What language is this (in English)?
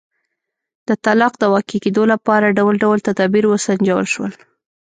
Pashto